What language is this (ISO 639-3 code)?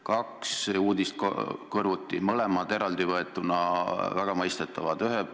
est